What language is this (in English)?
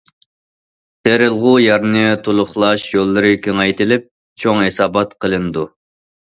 Uyghur